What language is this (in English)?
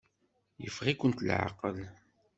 Kabyle